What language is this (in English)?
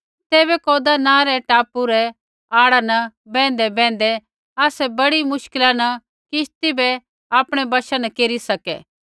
Kullu Pahari